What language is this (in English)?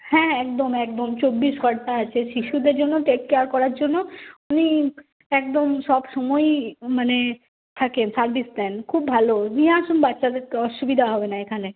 Bangla